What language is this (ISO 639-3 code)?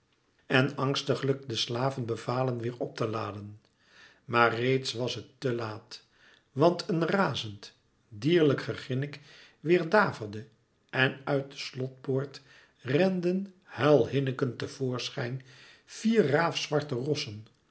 nld